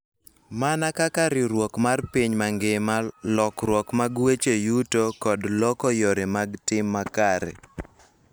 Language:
Luo (Kenya and Tanzania)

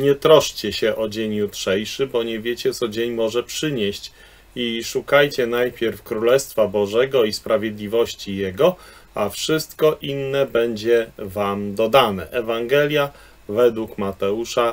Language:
Polish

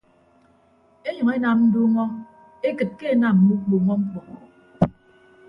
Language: Ibibio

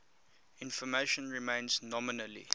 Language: English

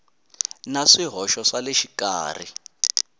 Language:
Tsonga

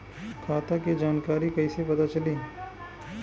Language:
Bhojpuri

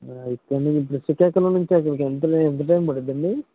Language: Telugu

